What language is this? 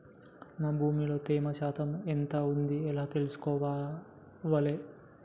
Telugu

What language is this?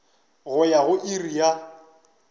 Northern Sotho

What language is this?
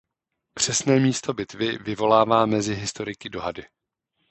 Czech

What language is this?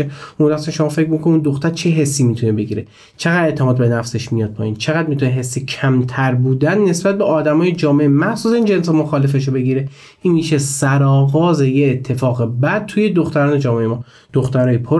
Persian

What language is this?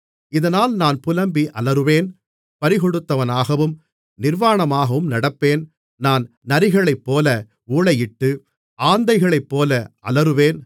Tamil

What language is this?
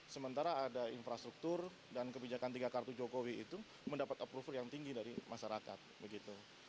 Indonesian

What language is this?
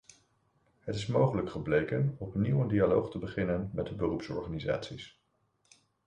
Dutch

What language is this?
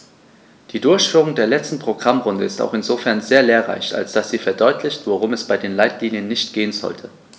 German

